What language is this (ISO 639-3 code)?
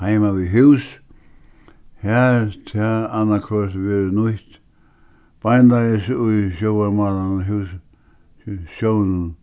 fao